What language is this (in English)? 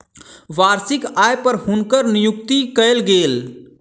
Maithili